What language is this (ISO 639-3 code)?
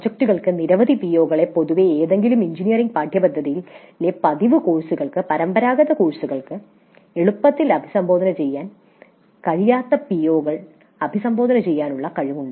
mal